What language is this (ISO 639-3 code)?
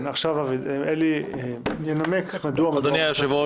heb